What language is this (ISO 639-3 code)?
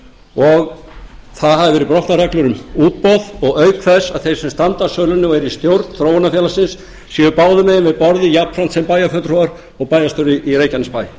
isl